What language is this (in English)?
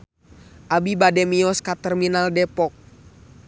Sundanese